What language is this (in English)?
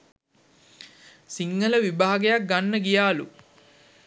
Sinhala